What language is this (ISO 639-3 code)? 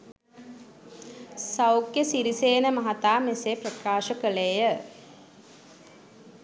sin